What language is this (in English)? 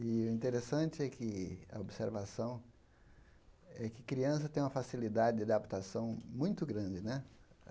Portuguese